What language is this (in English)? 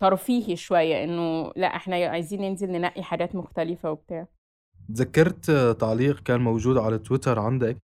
Arabic